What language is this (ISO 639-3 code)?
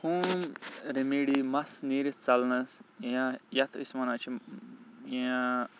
kas